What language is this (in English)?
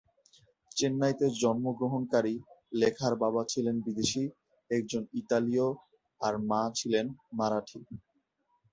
Bangla